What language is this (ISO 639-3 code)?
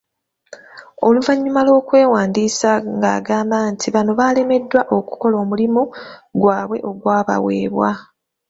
lug